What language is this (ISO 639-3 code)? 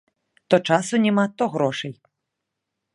bel